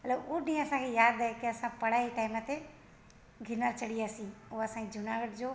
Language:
Sindhi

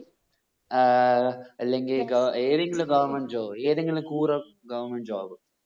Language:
Malayalam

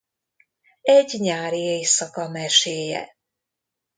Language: Hungarian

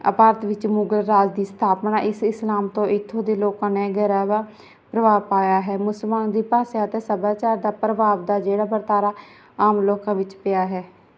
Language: Punjabi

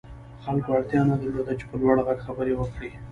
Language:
Pashto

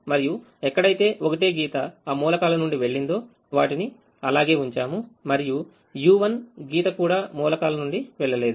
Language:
Telugu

